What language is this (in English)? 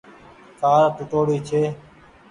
Goaria